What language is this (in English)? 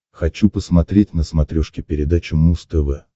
Russian